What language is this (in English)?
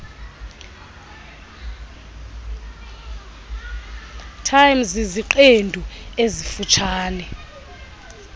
Xhosa